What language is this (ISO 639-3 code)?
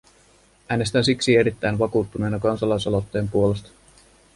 fin